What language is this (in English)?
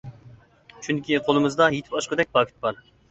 Uyghur